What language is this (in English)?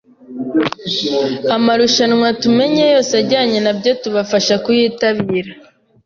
Kinyarwanda